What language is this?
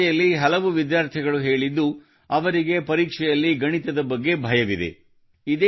Kannada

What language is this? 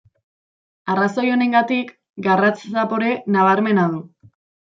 Basque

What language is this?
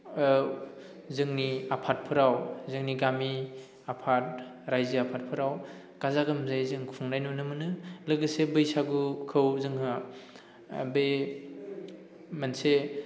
Bodo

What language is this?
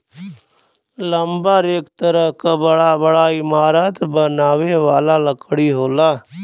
Bhojpuri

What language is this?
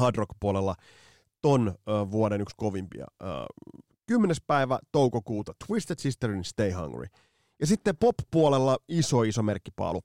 Finnish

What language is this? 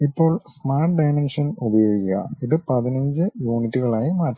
Malayalam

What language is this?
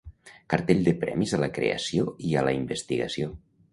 Catalan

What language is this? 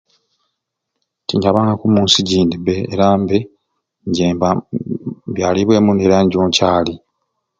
Ruuli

